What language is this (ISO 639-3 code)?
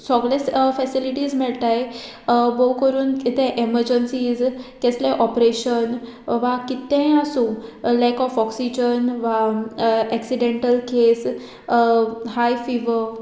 kok